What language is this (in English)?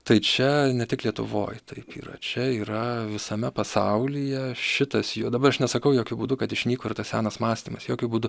Lithuanian